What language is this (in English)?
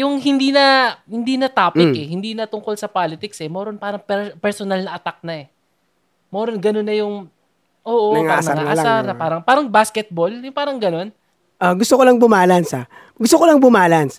Filipino